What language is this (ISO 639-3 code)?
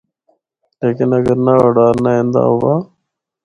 hno